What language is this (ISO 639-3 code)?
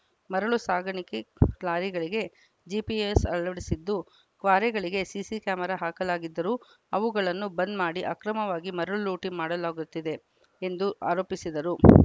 kan